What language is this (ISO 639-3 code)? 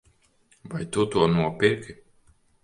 lav